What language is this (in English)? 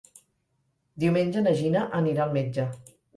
Catalan